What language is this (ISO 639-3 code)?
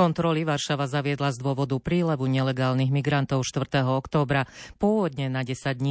slk